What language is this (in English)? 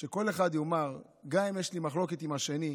Hebrew